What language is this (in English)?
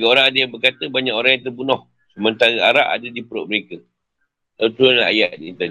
Malay